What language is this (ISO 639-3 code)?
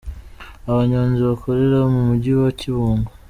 kin